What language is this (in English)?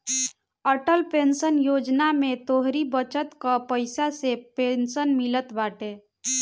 Bhojpuri